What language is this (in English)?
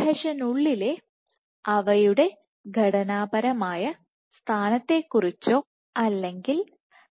Malayalam